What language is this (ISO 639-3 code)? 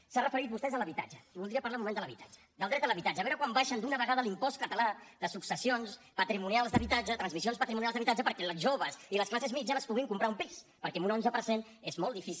cat